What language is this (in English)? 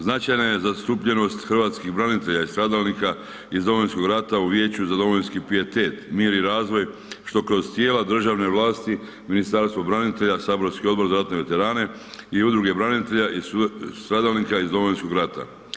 Croatian